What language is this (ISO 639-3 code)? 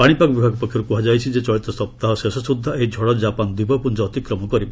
ori